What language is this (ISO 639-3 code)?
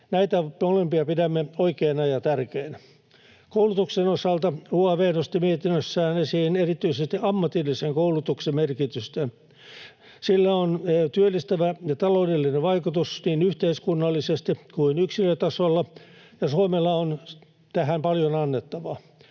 fin